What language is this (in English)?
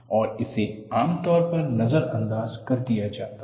Hindi